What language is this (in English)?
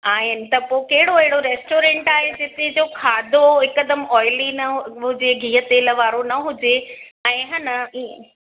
Sindhi